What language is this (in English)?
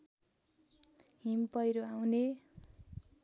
Nepali